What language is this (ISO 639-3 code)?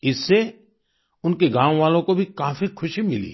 hin